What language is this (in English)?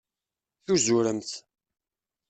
Kabyle